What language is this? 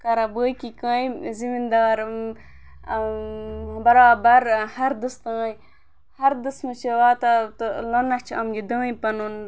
Kashmiri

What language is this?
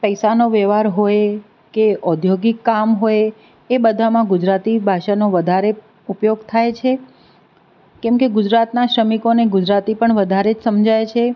Gujarati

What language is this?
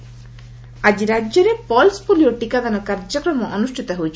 Odia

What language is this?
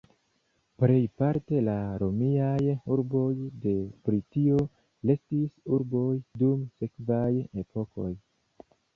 Esperanto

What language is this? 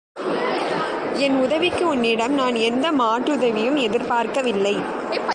Tamil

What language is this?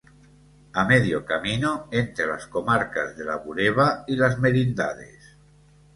Spanish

